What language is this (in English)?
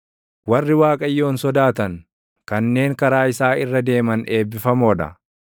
Oromo